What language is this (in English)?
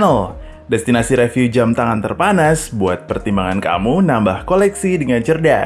Indonesian